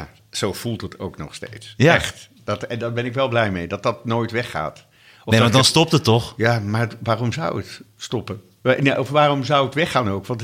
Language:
Dutch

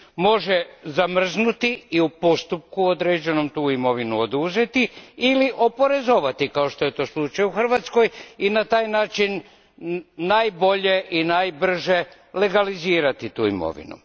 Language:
Croatian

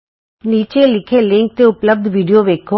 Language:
Punjabi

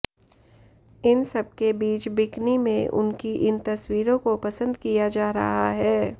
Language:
Hindi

